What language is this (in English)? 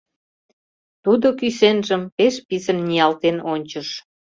Mari